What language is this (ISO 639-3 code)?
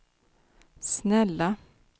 swe